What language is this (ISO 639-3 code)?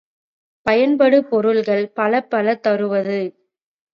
tam